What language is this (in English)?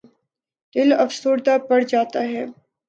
Urdu